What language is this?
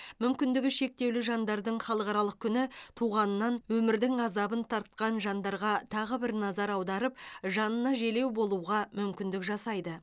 Kazakh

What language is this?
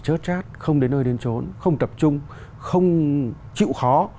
Vietnamese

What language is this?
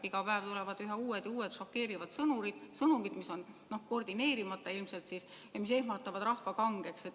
Estonian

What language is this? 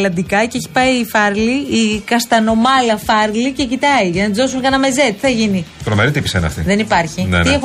Greek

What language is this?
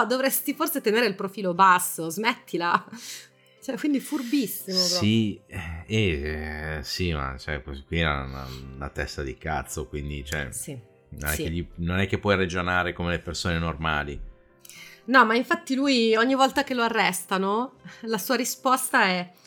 Italian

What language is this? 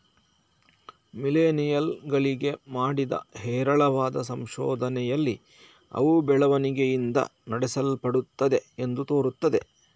Kannada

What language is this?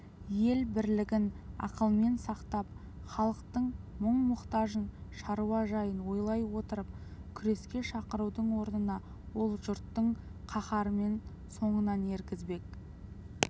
Kazakh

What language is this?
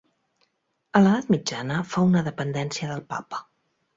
Catalan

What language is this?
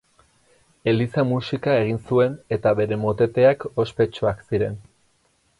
Basque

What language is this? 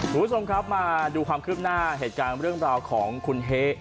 Thai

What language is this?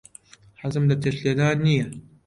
Central Kurdish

